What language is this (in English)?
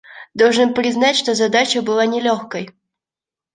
Russian